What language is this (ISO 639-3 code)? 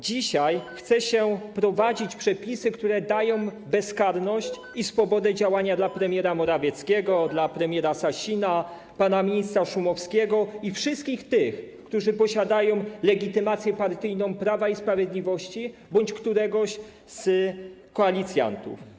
pol